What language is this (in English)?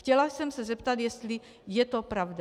Czech